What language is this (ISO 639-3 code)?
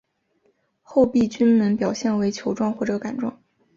zho